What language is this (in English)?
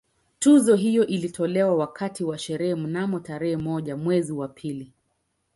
Swahili